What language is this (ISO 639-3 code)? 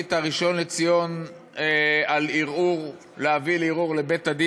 heb